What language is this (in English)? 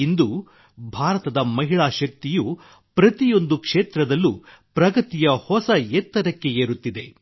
Kannada